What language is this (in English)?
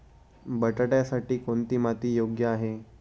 Marathi